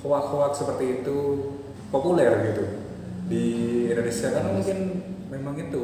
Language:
Indonesian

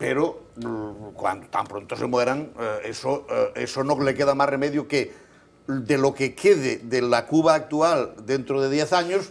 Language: Spanish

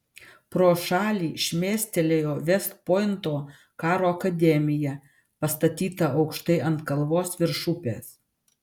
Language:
Lithuanian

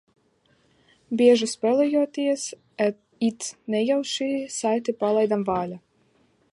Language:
Latvian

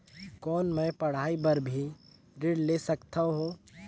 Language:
Chhattisgarhi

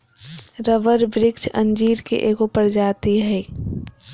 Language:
Magahi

